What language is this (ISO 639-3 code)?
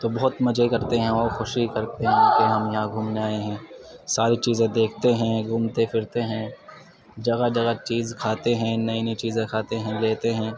urd